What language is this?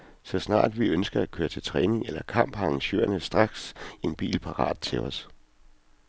Danish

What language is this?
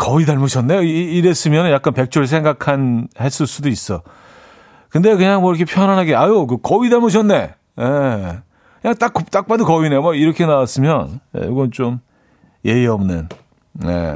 Korean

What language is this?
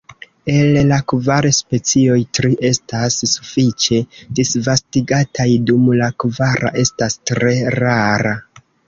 Esperanto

